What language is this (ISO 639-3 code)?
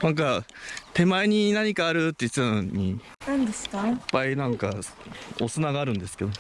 jpn